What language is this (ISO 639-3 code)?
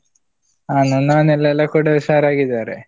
kan